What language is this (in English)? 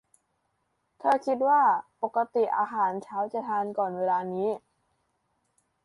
Thai